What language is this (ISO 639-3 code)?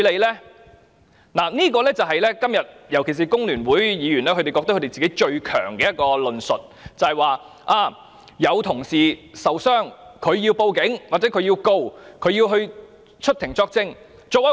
yue